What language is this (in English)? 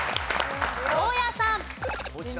Japanese